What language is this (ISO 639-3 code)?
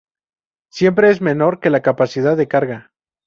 spa